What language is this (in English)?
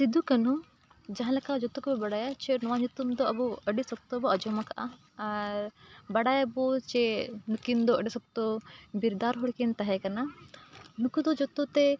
Santali